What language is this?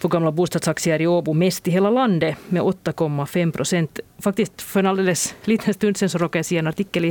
Swedish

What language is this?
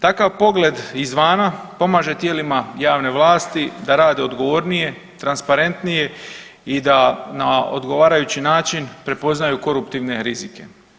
Croatian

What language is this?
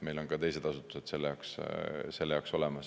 Estonian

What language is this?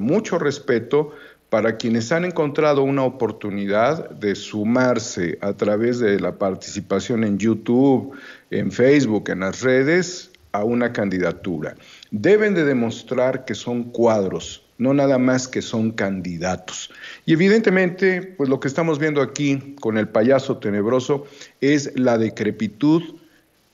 Spanish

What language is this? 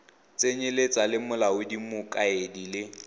Tswana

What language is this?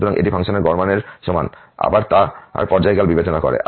Bangla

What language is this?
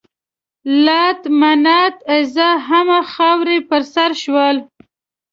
Pashto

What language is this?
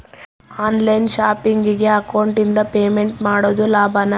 Kannada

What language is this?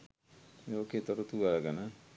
Sinhala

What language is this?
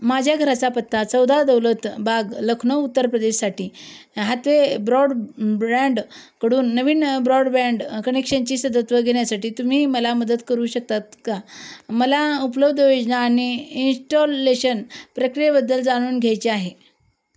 Marathi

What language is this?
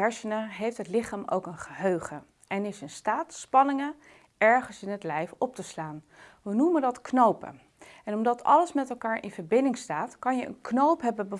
Dutch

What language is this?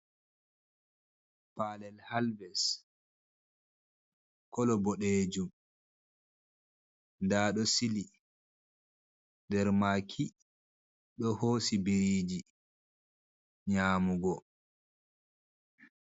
Fula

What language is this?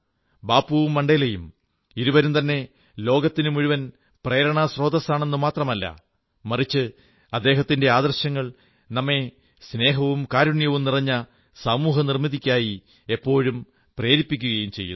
Malayalam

